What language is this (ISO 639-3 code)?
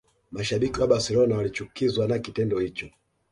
swa